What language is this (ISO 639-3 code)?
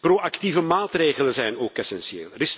nld